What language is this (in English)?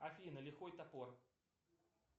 Russian